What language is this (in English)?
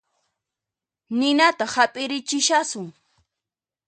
Puno Quechua